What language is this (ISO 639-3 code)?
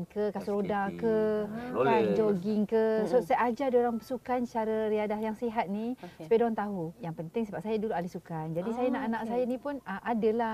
msa